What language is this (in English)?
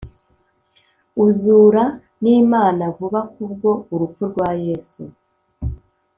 Kinyarwanda